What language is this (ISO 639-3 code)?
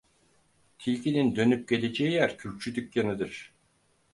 tur